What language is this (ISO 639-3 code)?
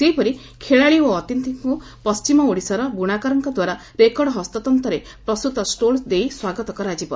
ori